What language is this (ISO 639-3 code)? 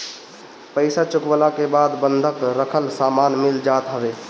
bho